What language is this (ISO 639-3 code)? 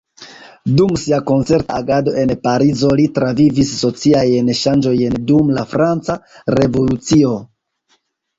epo